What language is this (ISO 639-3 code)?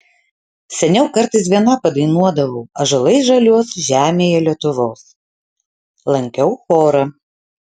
lit